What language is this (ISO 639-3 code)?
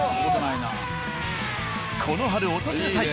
jpn